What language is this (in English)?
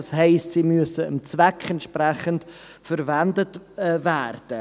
Swiss German